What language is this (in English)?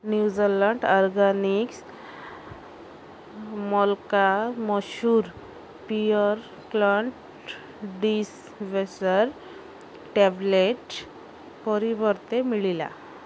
Odia